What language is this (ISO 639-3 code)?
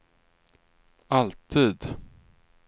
swe